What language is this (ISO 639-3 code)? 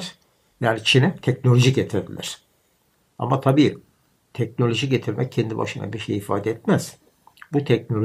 tur